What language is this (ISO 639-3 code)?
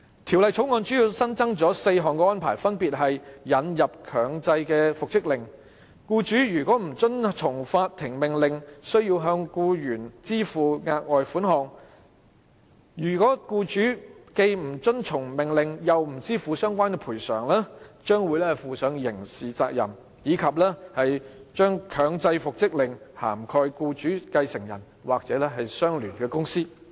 yue